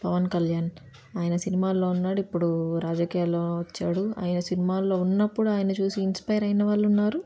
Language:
Telugu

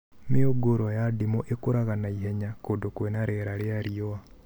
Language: Kikuyu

